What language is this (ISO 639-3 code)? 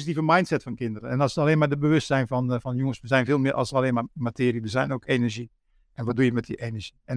nld